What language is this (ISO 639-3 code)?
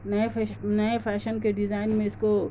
urd